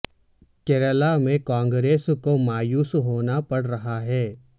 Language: Urdu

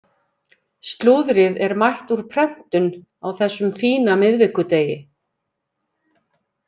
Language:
Icelandic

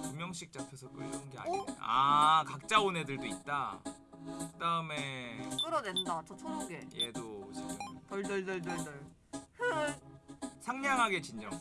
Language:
Korean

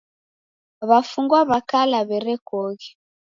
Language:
Taita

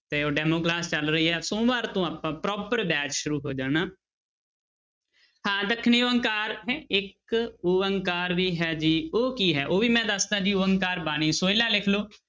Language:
Punjabi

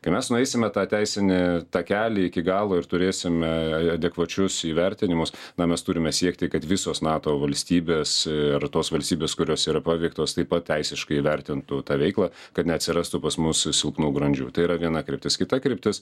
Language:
Lithuanian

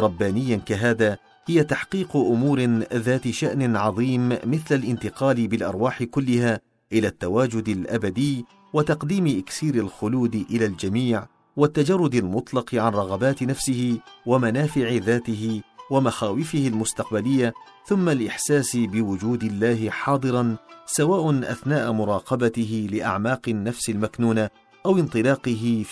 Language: Arabic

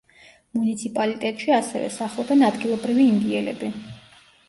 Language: Georgian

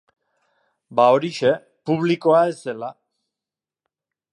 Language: Basque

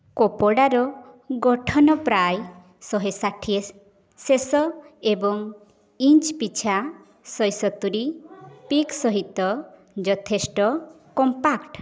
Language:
Odia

